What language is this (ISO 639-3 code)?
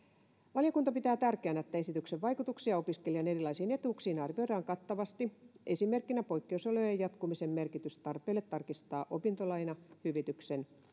fin